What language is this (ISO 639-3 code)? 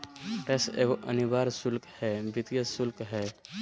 mag